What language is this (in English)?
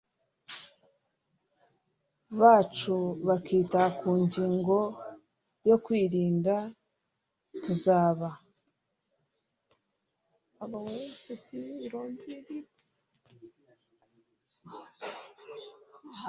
Kinyarwanda